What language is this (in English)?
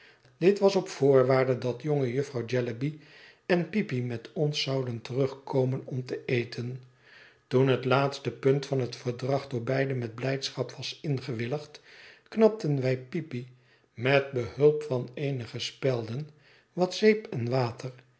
Dutch